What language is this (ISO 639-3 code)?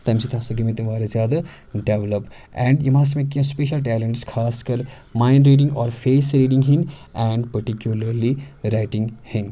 kas